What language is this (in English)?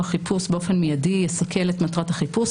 Hebrew